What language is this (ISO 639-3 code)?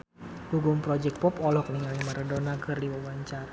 sun